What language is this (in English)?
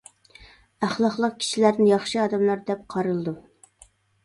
Uyghur